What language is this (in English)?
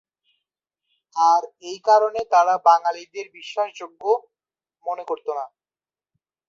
Bangla